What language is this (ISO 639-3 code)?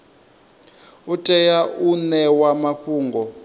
ven